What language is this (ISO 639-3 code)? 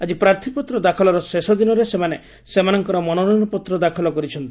ori